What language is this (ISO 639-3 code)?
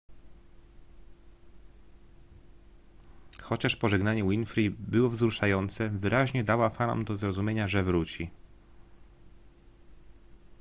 pol